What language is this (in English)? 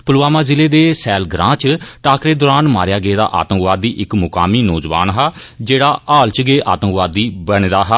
Dogri